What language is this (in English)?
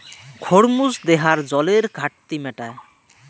Bangla